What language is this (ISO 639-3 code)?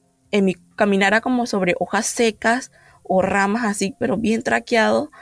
spa